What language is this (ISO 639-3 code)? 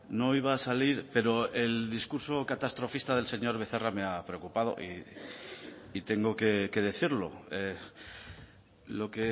spa